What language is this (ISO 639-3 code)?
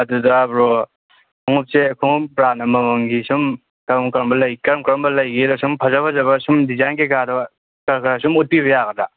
mni